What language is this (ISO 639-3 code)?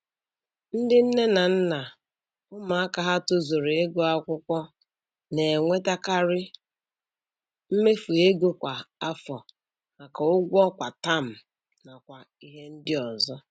ibo